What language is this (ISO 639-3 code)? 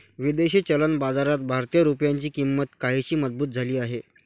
mar